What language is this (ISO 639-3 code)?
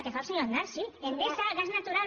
cat